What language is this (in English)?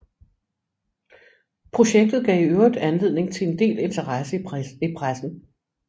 Danish